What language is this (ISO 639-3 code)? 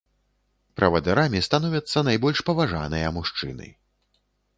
bel